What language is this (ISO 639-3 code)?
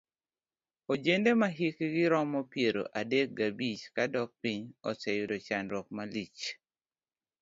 luo